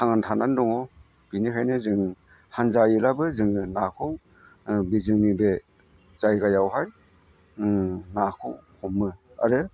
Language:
Bodo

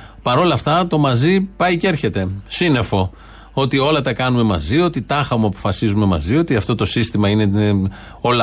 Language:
Greek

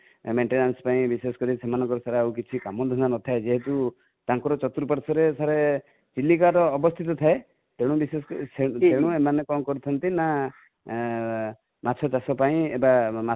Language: Odia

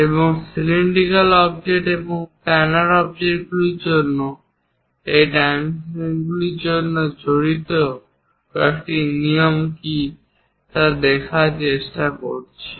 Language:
Bangla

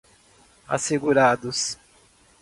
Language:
Portuguese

